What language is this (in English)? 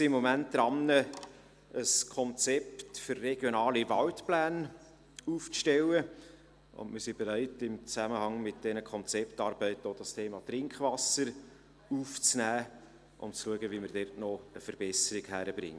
Swiss German